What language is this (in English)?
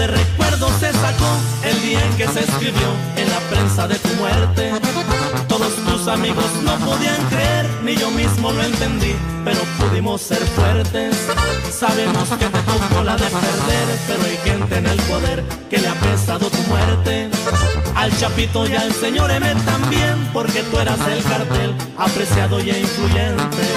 Spanish